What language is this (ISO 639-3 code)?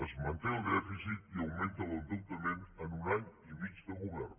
cat